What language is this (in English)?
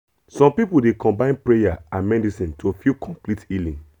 Nigerian Pidgin